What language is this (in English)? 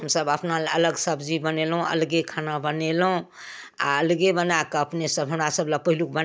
Maithili